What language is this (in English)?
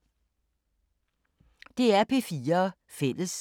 Danish